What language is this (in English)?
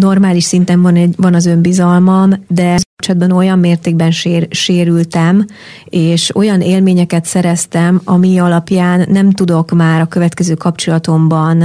Hungarian